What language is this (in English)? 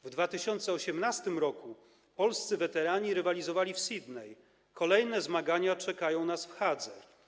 Polish